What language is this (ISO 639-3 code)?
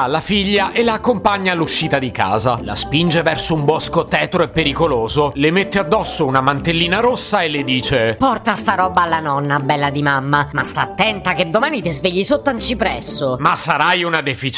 ita